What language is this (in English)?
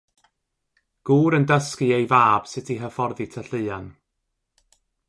Welsh